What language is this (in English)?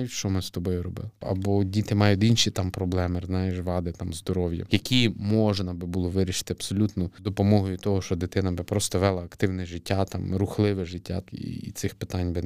Ukrainian